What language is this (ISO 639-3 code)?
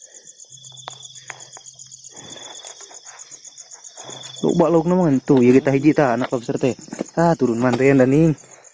ind